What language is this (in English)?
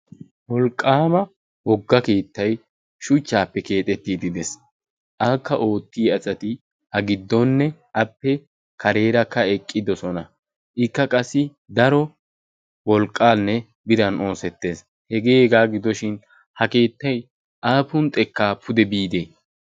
Wolaytta